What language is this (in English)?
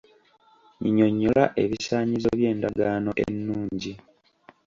Ganda